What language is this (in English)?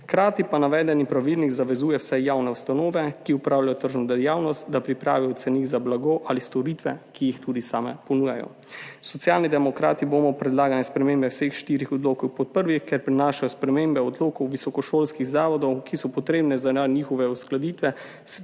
Slovenian